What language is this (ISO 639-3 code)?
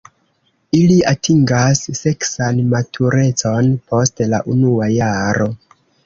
epo